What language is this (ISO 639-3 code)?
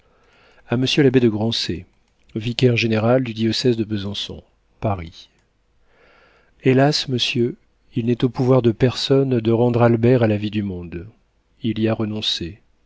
fra